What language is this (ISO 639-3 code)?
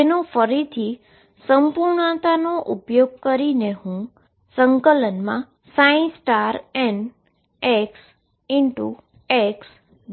guj